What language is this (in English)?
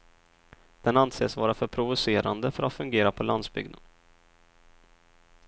Swedish